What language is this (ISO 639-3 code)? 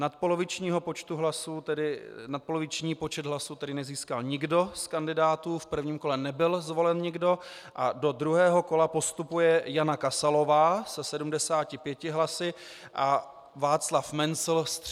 ces